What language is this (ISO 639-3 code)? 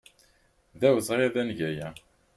kab